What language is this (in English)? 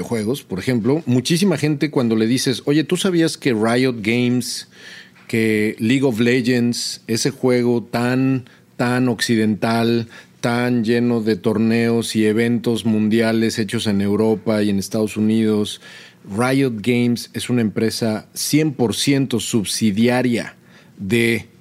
Spanish